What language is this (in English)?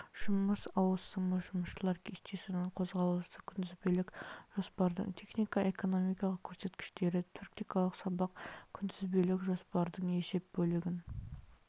Kazakh